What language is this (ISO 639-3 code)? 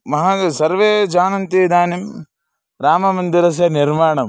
san